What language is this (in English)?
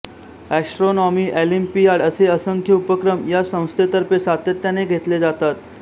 Marathi